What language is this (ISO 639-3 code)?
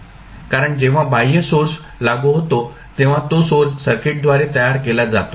mar